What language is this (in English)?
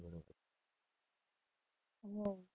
Gujarati